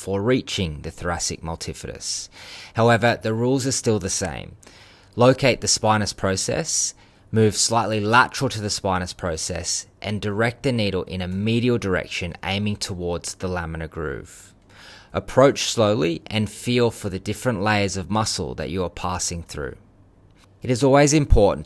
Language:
English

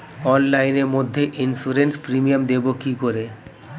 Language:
Bangla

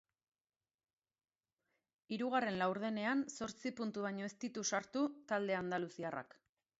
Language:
Basque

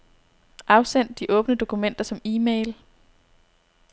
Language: Danish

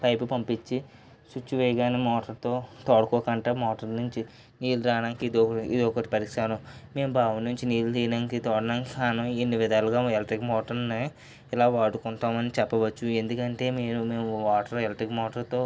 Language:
Telugu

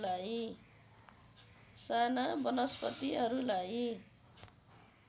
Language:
Nepali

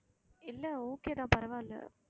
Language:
Tamil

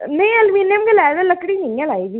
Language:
Dogri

